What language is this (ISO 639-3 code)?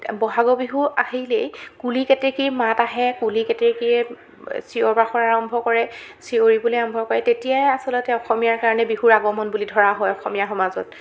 asm